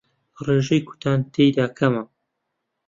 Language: Central Kurdish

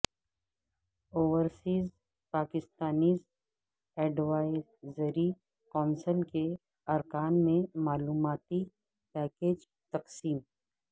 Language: Urdu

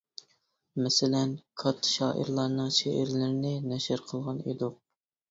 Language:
Uyghur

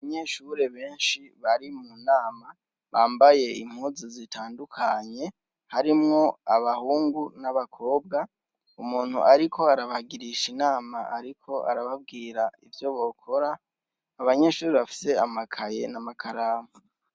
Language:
Rundi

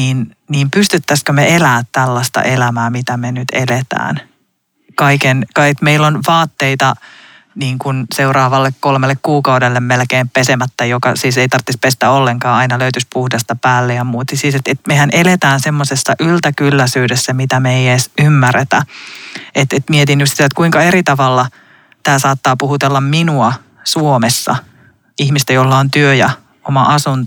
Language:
Finnish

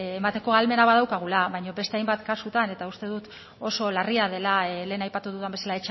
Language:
Basque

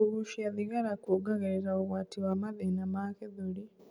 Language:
Kikuyu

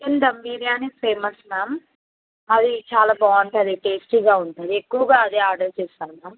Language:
Telugu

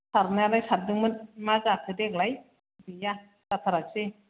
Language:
Bodo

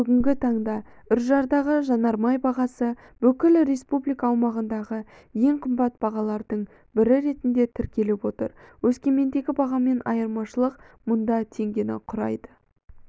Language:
Kazakh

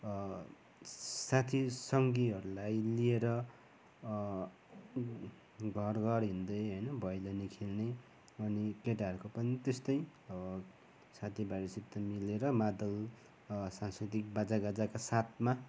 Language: Nepali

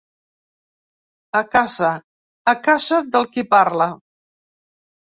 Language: Catalan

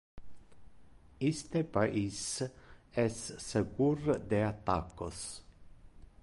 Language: Interlingua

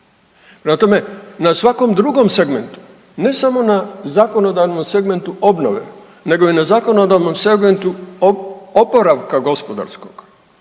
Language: Croatian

